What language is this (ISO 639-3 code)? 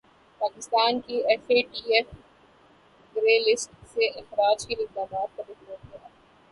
urd